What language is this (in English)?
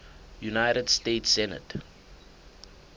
Southern Sotho